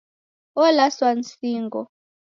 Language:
Taita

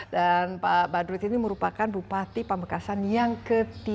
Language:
Indonesian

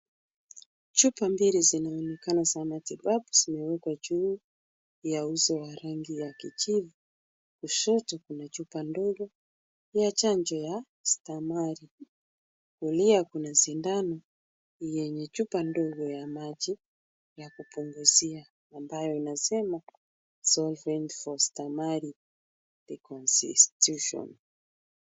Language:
Swahili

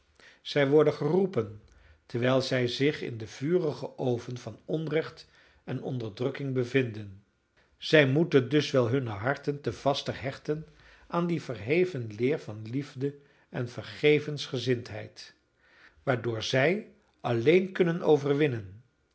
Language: Dutch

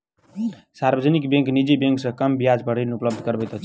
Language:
Maithili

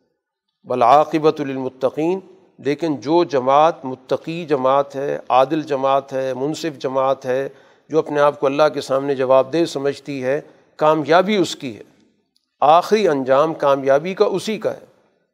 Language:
Urdu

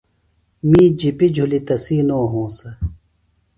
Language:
Phalura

